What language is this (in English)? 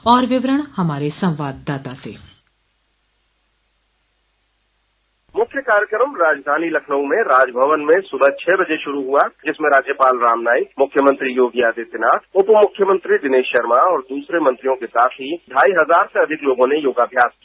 Hindi